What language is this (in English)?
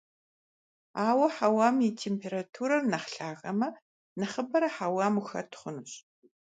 Kabardian